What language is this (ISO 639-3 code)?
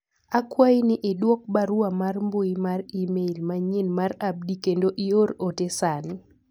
luo